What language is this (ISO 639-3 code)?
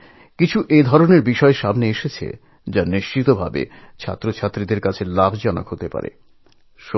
ben